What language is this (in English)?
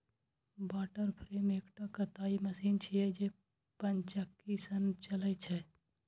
Maithili